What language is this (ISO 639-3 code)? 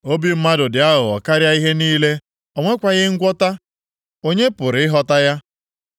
ibo